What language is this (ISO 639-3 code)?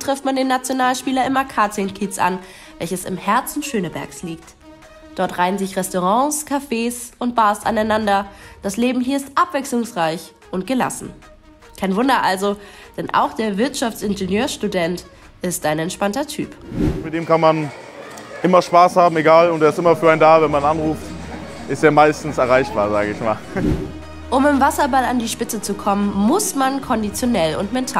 deu